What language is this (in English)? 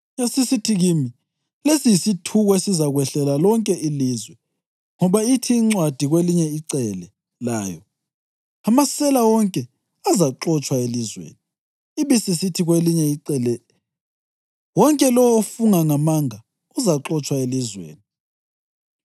North Ndebele